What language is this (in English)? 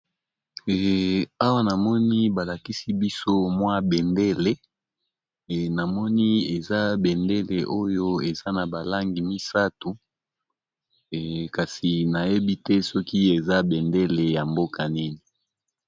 Lingala